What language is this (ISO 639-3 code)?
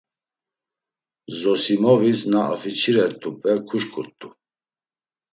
lzz